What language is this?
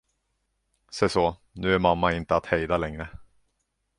Swedish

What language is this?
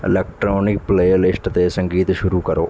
Punjabi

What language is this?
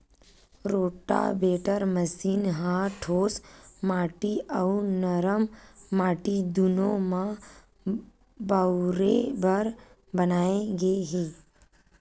Chhattisgarhi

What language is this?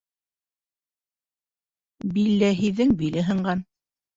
Bashkir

